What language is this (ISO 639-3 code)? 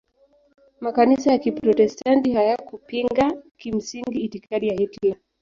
swa